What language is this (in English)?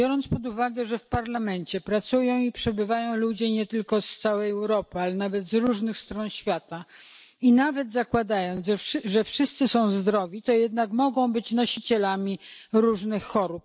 Polish